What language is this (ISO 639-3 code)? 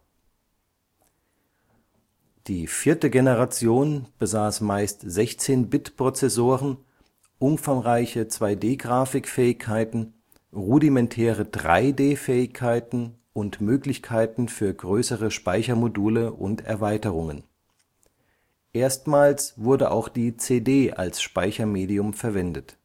deu